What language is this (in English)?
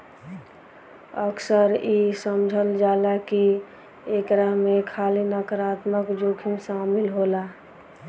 Bhojpuri